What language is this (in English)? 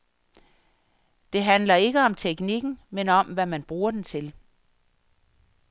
Danish